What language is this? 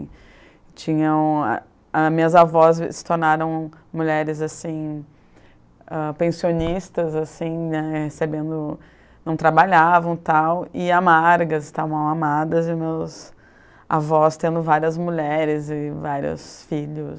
Portuguese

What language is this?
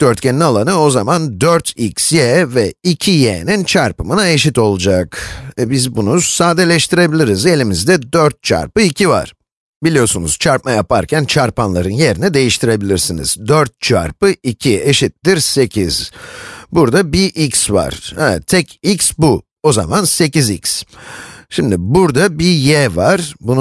Turkish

